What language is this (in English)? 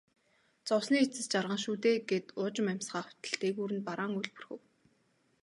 Mongolian